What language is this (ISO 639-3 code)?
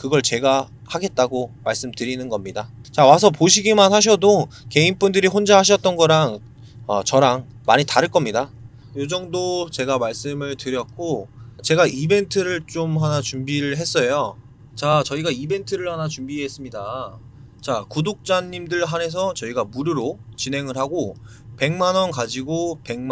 kor